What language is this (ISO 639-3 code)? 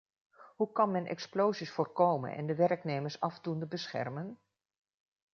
nld